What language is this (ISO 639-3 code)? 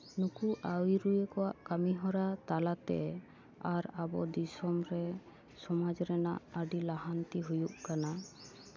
sat